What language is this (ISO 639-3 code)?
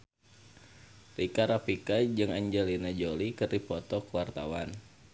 sun